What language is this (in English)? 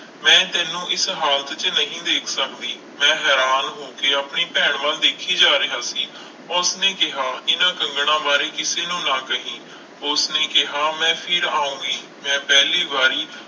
Punjabi